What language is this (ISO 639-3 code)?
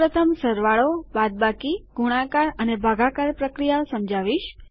guj